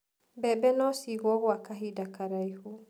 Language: Kikuyu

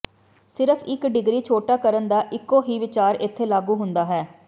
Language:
Punjabi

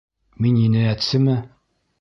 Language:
Bashkir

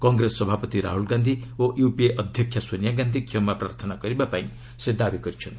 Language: Odia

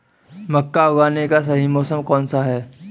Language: Hindi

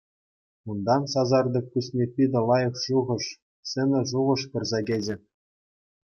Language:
Chuvash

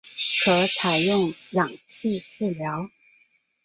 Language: Chinese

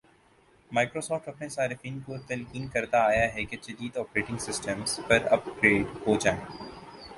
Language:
Urdu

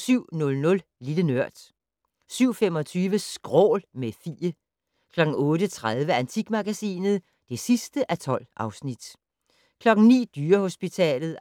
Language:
Danish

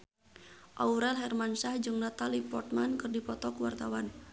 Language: Sundanese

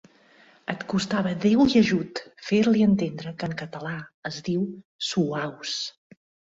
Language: Catalan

